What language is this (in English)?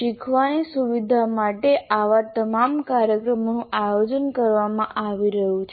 Gujarati